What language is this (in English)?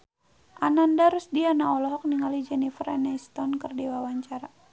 Sundanese